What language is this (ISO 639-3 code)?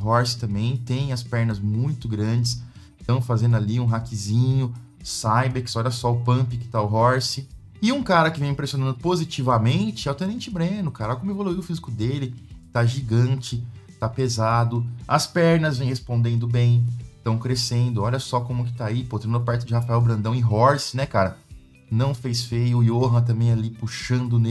por